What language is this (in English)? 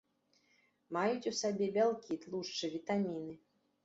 Belarusian